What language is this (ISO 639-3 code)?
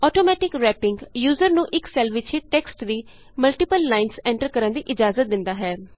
pan